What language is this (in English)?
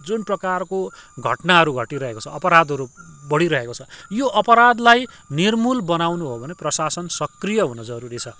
Nepali